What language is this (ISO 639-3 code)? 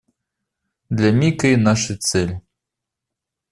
rus